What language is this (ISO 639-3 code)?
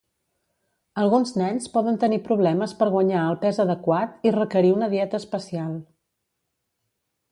cat